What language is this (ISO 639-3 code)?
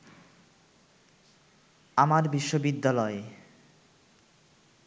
ben